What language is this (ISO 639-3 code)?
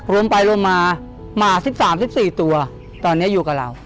tha